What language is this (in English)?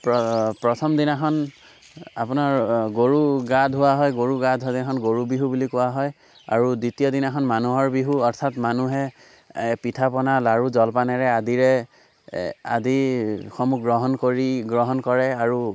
Assamese